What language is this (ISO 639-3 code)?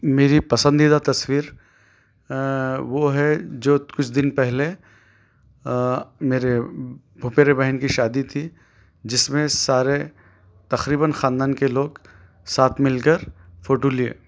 urd